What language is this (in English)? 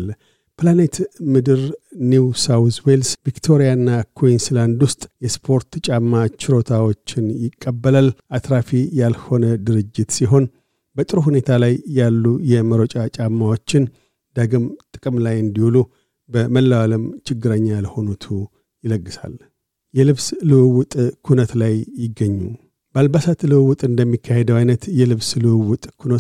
Amharic